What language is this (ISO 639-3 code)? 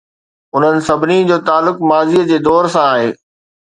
snd